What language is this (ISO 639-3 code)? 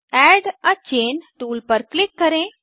hin